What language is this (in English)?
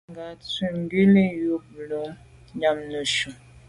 Medumba